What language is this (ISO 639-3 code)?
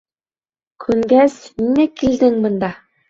bak